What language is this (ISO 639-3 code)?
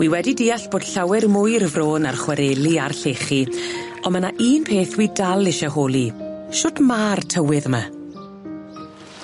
cym